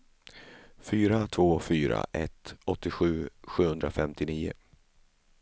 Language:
Swedish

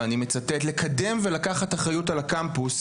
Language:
Hebrew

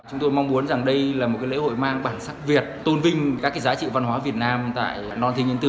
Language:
Vietnamese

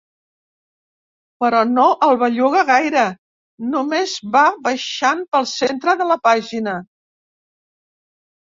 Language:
Catalan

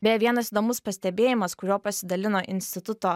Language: Lithuanian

